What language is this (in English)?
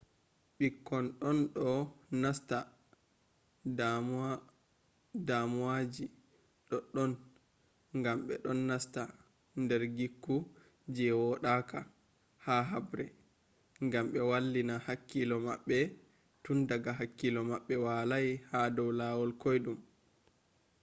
Fula